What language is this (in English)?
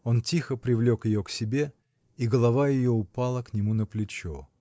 Russian